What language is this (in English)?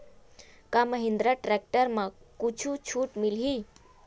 Chhattisgarhi